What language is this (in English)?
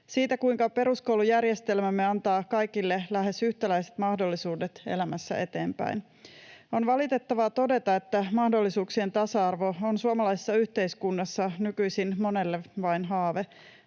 Finnish